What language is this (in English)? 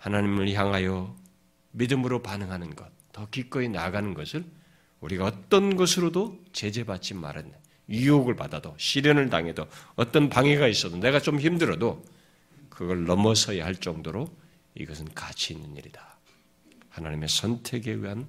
Korean